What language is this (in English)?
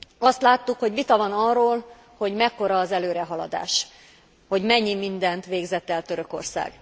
Hungarian